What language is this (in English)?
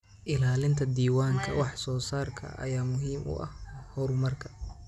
Somali